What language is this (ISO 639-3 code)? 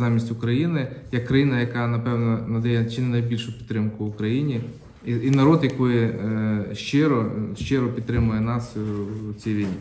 ukr